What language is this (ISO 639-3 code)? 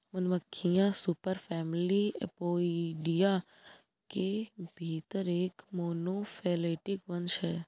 hin